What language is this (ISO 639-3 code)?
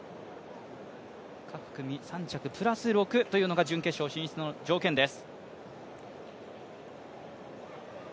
jpn